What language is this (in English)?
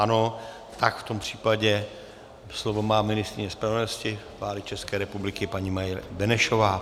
Czech